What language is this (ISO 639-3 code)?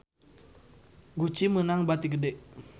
sun